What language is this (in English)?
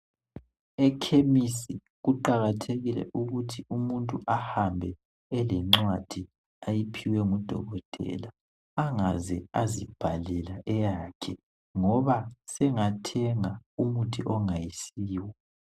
North Ndebele